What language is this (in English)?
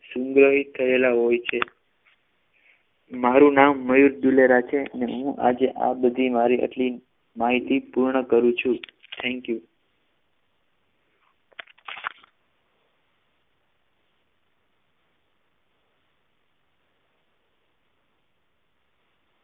Gujarati